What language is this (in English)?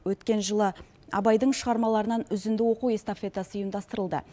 Kazakh